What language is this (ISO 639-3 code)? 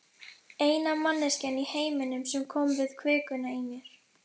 isl